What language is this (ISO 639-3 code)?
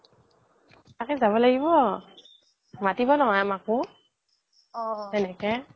asm